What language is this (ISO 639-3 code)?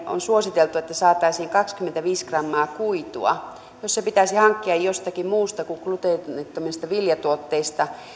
fin